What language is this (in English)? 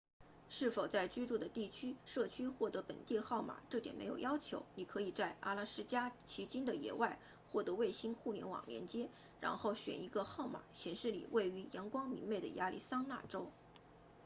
Chinese